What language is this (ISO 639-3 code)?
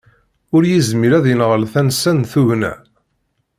kab